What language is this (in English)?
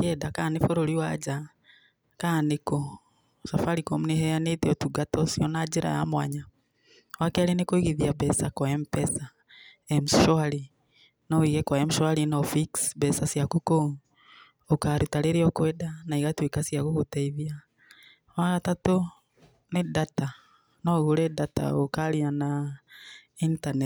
Kikuyu